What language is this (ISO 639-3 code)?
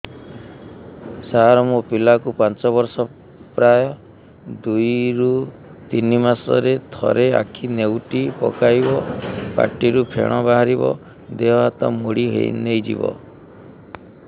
ori